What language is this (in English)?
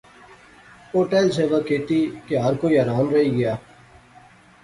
Pahari-Potwari